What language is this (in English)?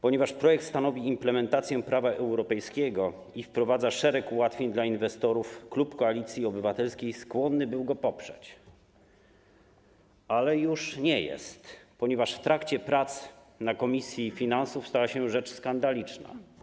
Polish